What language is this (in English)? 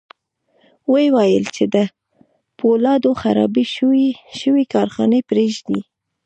Pashto